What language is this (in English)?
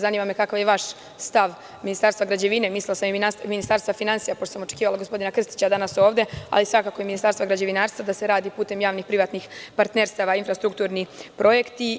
Serbian